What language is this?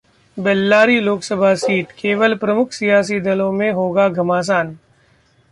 Hindi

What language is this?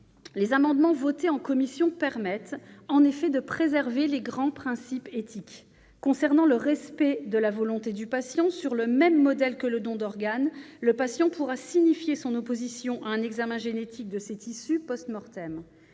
French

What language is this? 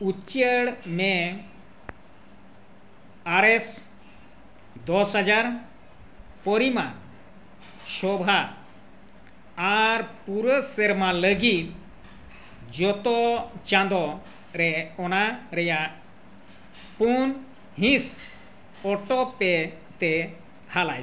Santali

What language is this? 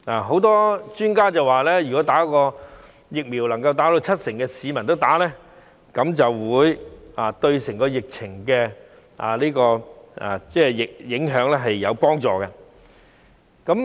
Cantonese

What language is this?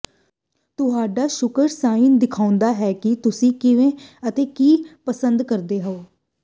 Punjabi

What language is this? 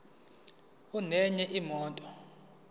Zulu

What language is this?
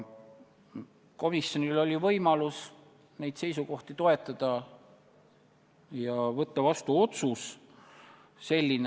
Estonian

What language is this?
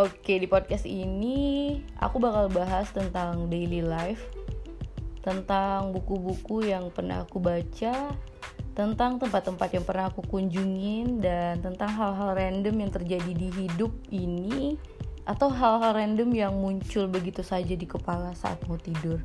Indonesian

